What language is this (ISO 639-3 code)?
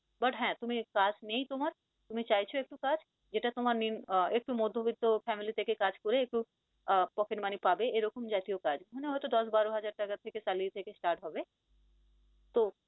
ben